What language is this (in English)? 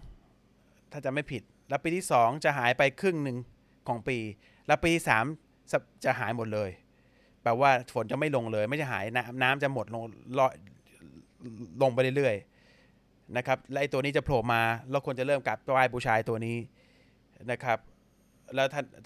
Thai